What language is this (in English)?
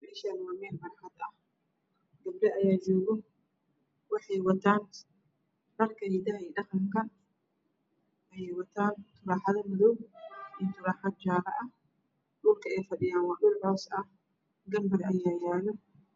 Somali